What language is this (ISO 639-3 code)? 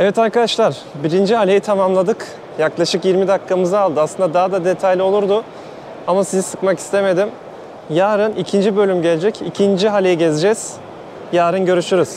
tur